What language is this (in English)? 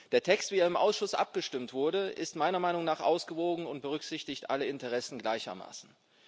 German